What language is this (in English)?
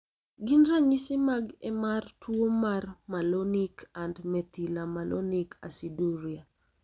Luo (Kenya and Tanzania)